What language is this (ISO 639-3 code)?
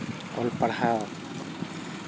sat